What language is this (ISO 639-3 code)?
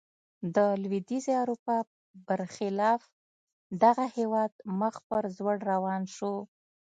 pus